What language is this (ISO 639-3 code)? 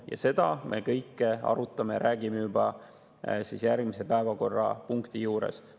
est